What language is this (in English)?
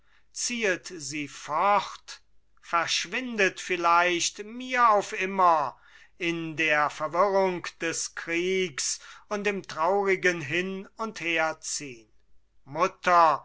German